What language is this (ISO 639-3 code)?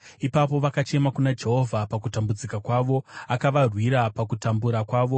sna